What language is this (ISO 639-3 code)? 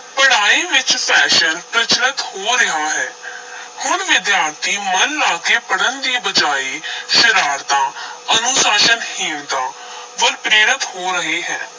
pan